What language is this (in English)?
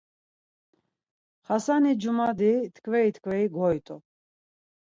Laz